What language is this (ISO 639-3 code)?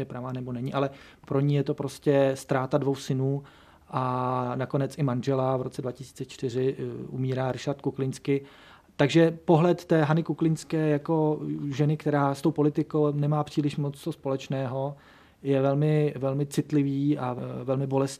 ces